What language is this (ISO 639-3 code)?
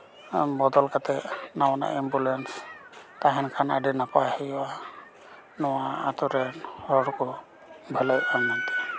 sat